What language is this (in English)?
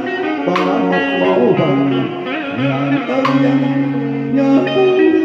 Vietnamese